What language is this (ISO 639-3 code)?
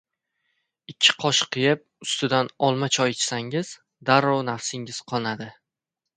uzb